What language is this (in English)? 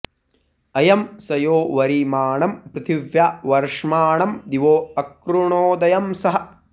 Sanskrit